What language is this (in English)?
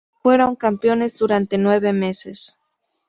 Spanish